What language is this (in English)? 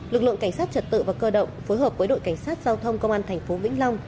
Vietnamese